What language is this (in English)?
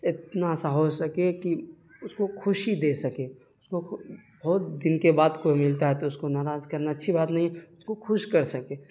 Urdu